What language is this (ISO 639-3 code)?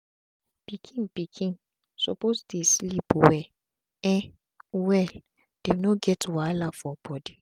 pcm